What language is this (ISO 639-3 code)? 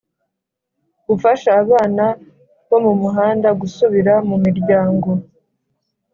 kin